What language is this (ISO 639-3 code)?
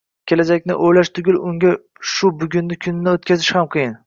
uzb